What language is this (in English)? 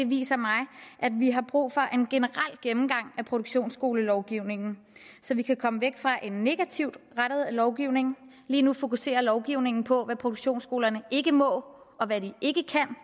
Danish